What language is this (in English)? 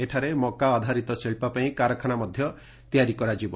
Odia